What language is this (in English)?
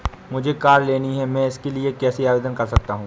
Hindi